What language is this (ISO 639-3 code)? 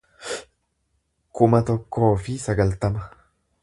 orm